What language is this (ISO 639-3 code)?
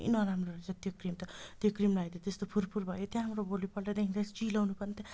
nep